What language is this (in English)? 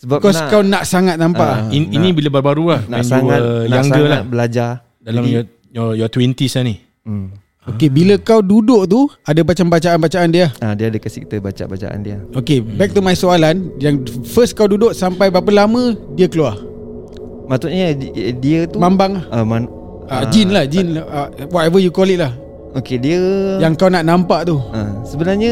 Malay